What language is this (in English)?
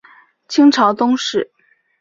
Chinese